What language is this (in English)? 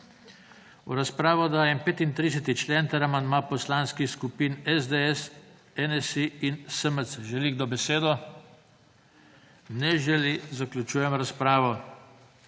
Slovenian